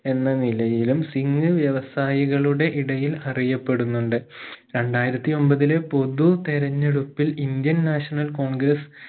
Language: Malayalam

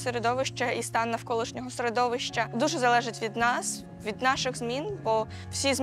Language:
Ukrainian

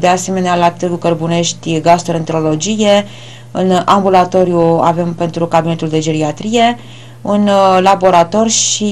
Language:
Romanian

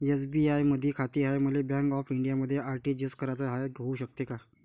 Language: Marathi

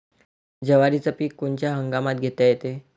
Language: Marathi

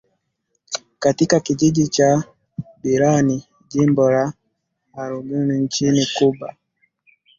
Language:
Swahili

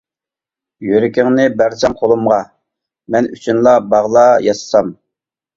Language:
Uyghur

